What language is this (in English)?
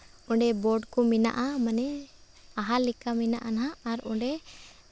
Santali